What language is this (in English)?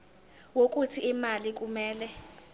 Zulu